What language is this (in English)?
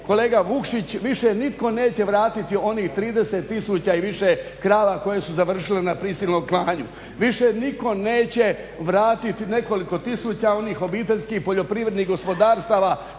Croatian